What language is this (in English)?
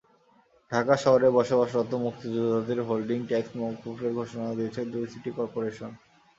Bangla